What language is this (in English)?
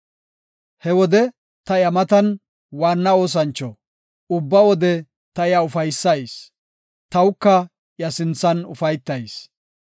Gofa